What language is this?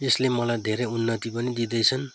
Nepali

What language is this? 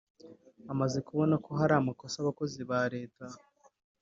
Kinyarwanda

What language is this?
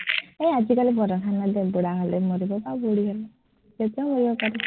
Assamese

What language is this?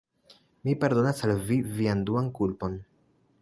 Esperanto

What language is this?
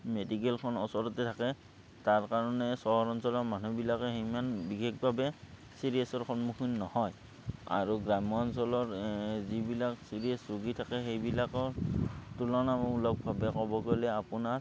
Assamese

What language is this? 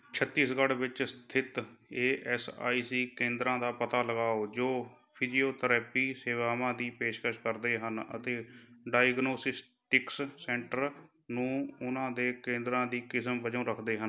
Punjabi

